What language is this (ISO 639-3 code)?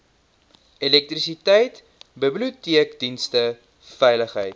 afr